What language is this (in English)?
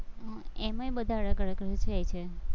Gujarati